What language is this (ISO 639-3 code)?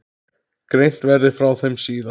isl